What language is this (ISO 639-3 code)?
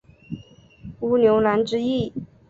zho